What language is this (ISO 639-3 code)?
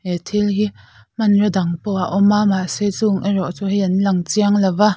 lus